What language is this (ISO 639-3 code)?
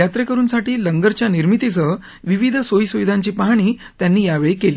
mar